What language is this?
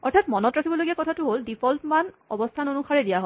Assamese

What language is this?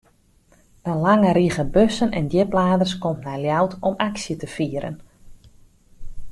Western Frisian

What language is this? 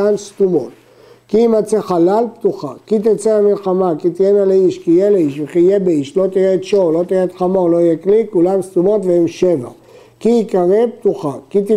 Hebrew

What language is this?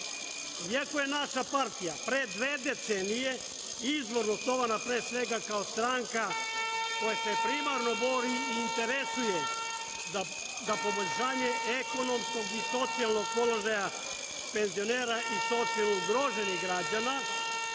Serbian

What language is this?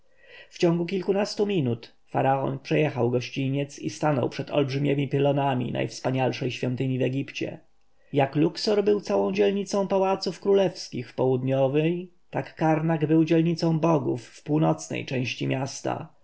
Polish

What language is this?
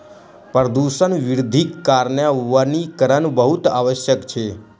Maithili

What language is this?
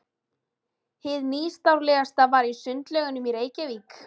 Icelandic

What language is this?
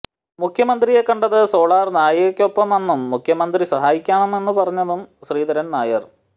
Malayalam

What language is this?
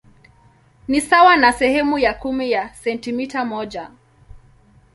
Swahili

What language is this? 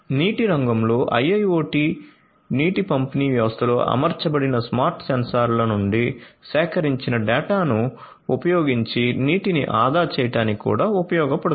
Telugu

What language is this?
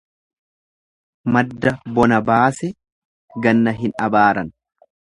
Oromo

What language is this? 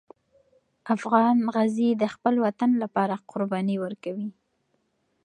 Pashto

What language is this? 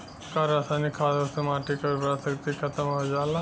Bhojpuri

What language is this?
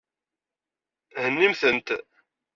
Kabyle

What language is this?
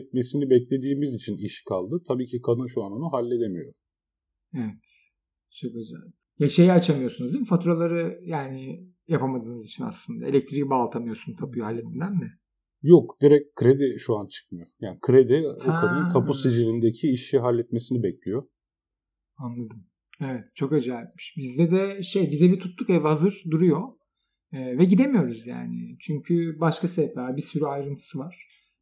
Turkish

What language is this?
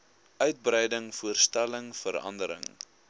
Afrikaans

